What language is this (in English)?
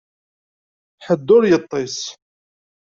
Kabyle